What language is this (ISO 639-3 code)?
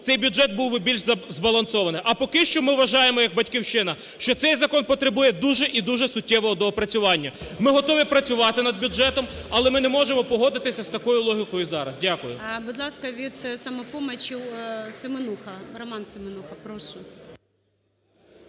ukr